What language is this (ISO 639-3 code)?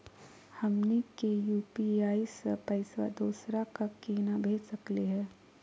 mag